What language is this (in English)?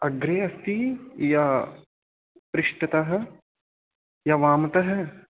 Sanskrit